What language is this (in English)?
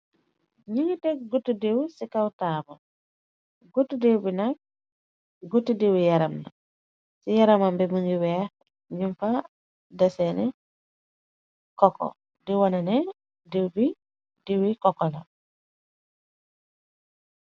Wolof